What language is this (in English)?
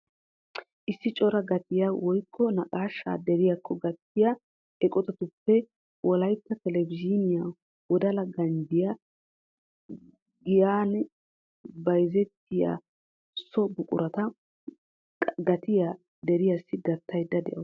Wolaytta